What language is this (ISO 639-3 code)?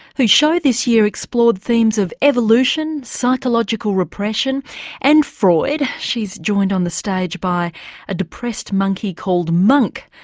eng